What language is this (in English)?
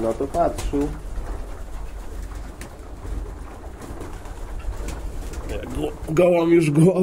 Polish